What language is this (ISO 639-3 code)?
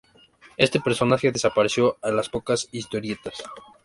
spa